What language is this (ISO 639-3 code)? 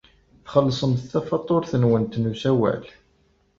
kab